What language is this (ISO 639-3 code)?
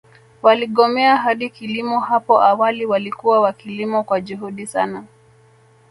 swa